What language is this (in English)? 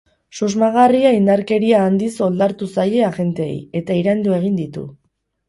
Basque